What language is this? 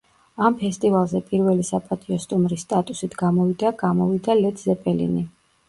Georgian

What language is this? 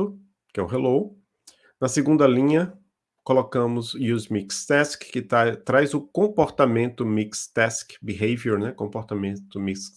Portuguese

